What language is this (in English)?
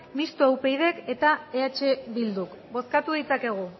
Basque